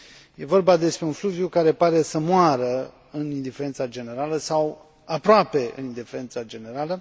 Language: Romanian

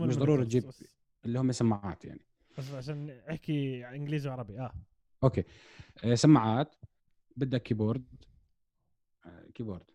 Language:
Arabic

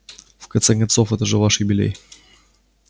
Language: Russian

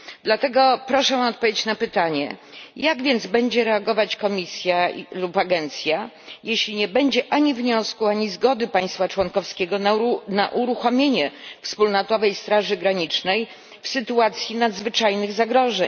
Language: Polish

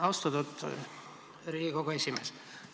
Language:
Estonian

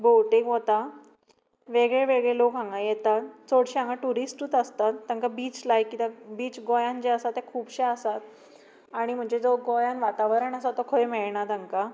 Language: Konkani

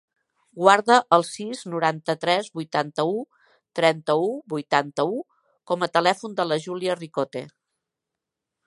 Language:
Catalan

